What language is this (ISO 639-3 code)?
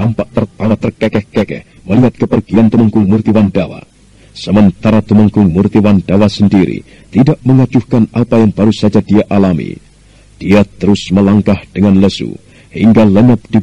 ind